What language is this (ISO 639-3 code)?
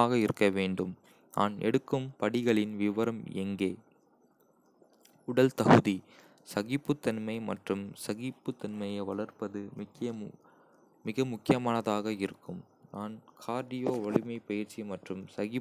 kfe